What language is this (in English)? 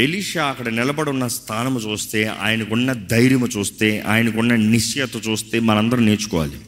Telugu